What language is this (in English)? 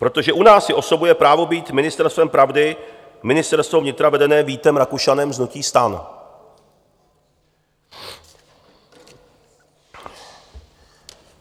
Czech